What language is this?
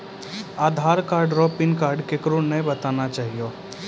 Maithili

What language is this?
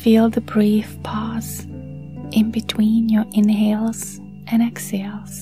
English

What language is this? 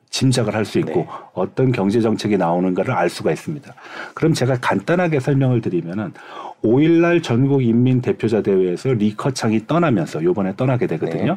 Korean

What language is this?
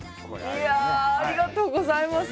Japanese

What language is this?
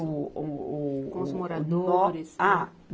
Portuguese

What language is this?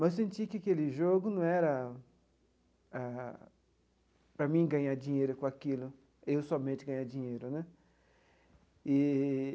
Portuguese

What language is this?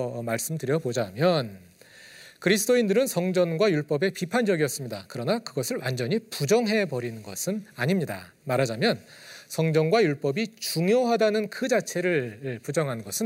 Korean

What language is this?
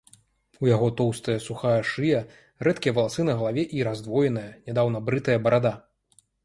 Belarusian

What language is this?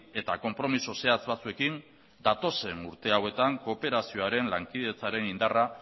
Basque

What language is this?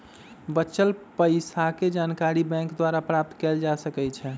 Magahi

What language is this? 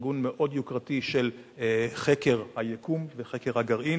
Hebrew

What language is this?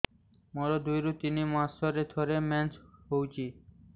Odia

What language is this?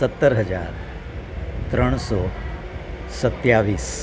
Gujarati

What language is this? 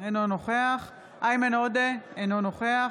Hebrew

